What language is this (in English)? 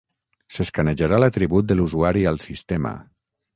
Catalan